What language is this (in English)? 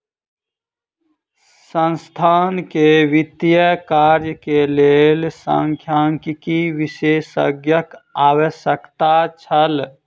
Maithili